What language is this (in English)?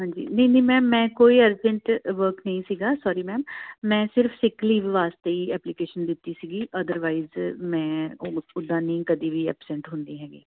Punjabi